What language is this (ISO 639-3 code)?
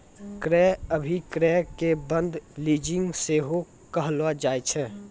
mai